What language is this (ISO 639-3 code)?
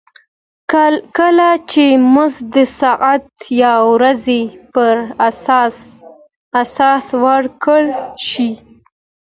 pus